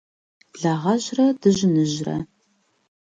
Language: Kabardian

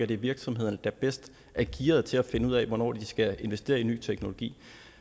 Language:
Danish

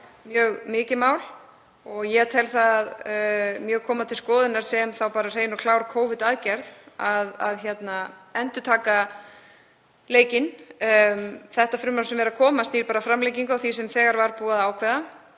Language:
Icelandic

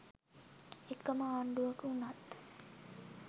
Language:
Sinhala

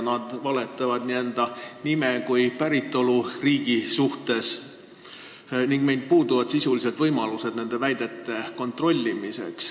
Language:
Estonian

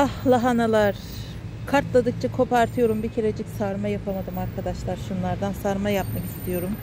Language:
Turkish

